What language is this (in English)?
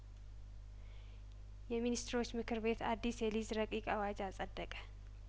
Amharic